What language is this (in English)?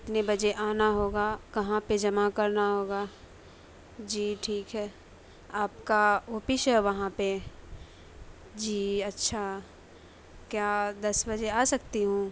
Urdu